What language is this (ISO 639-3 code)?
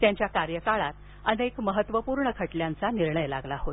mar